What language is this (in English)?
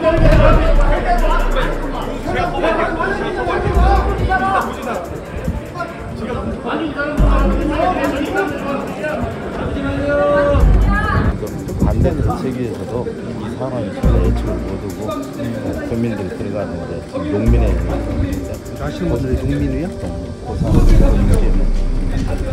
Korean